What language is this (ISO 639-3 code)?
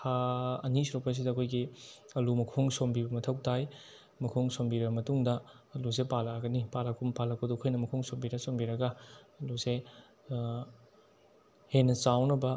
mni